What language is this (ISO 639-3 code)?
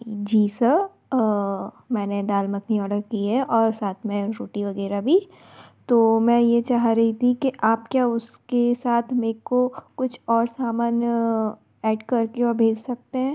hin